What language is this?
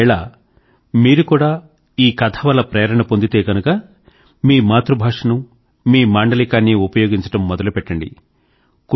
Telugu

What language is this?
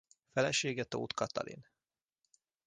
Hungarian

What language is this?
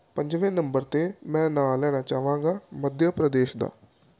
Punjabi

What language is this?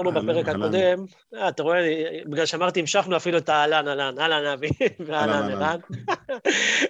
Hebrew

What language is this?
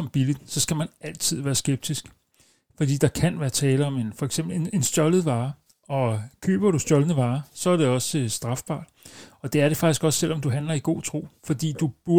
Danish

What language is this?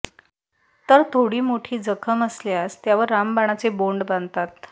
Marathi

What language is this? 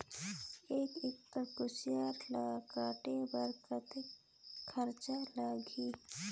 Chhattisgarhi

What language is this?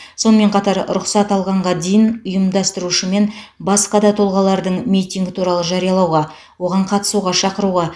Kazakh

